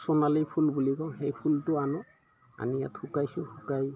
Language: Assamese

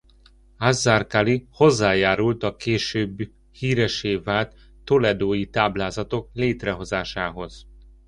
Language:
Hungarian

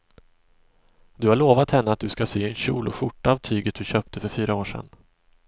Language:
Swedish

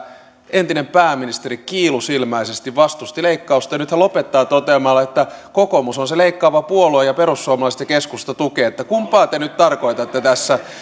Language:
Finnish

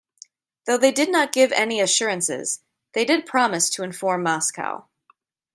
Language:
English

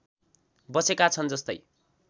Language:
Nepali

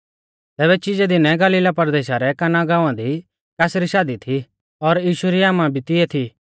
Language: Mahasu Pahari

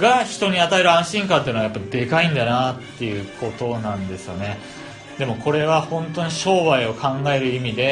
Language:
Japanese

